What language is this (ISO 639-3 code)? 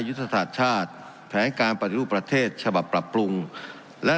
tha